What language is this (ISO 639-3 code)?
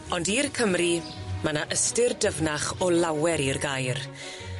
cym